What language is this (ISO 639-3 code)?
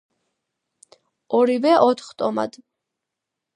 kat